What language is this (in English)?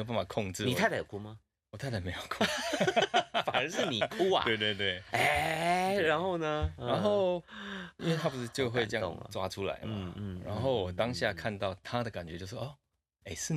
Chinese